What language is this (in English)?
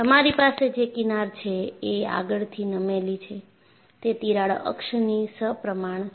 Gujarati